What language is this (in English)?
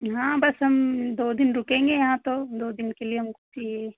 Hindi